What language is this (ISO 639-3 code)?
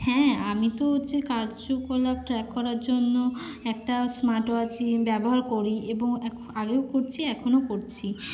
ben